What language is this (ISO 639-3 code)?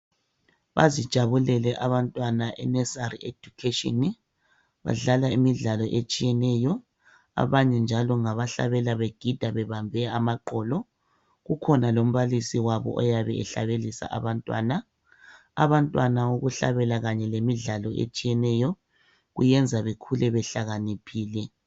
nde